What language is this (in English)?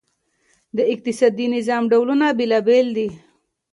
Pashto